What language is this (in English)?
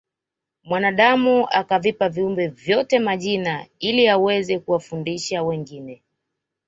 Swahili